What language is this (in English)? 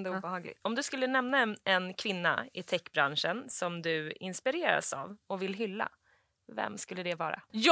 Swedish